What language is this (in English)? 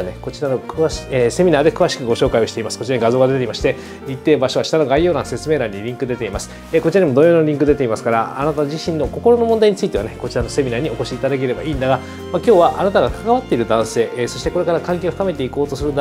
Japanese